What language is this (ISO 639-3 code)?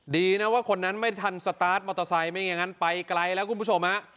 tha